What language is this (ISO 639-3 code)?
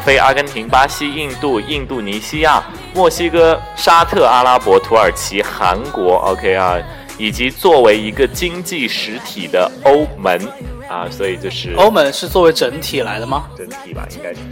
zho